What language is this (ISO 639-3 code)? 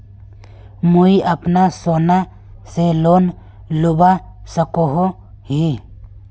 mag